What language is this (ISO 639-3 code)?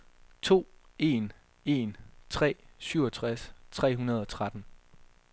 dan